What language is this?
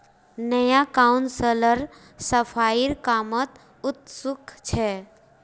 Magahi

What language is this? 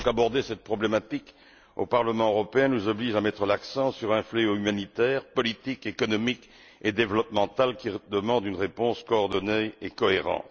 French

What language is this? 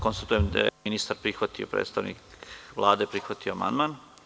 Serbian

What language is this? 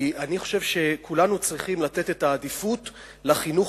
Hebrew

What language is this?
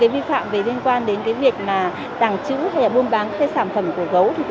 Vietnamese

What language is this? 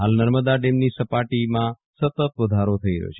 Gujarati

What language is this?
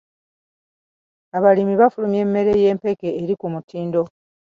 Ganda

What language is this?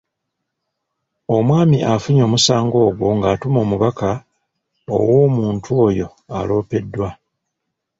Ganda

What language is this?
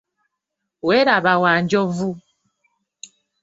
Ganda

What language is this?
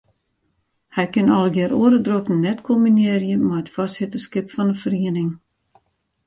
Western Frisian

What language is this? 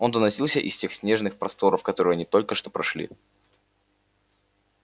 Russian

